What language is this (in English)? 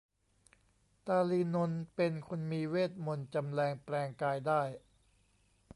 Thai